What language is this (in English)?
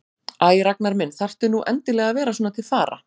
Icelandic